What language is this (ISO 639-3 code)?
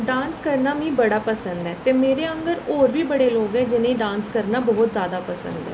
doi